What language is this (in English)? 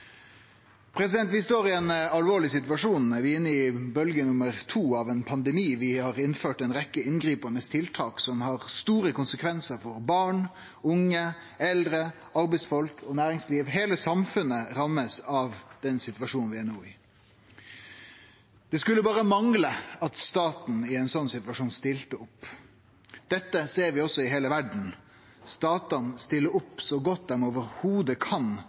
Norwegian Nynorsk